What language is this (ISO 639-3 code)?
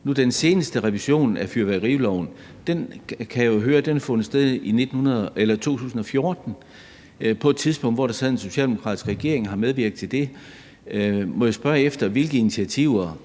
dan